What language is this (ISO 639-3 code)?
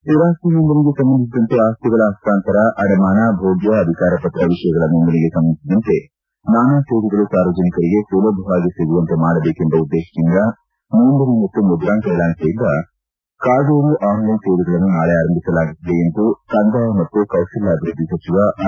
kan